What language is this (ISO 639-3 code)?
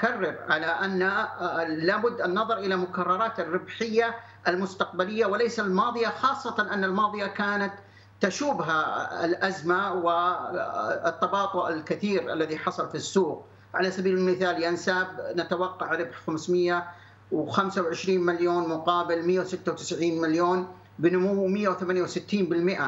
ara